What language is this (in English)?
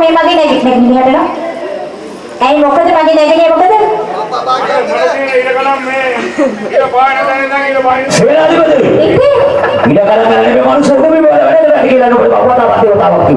Sinhala